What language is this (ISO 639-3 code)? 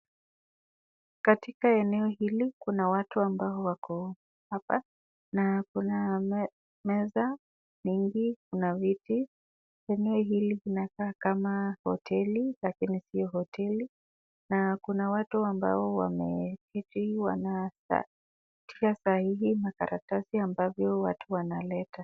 swa